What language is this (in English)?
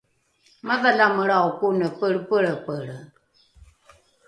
Rukai